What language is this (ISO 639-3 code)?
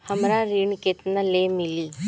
bho